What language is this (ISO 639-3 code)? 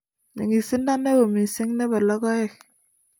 kln